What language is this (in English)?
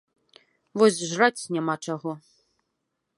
Belarusian